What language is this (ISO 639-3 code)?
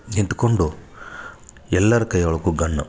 kan